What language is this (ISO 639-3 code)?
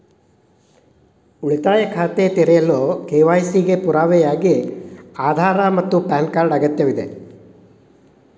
kan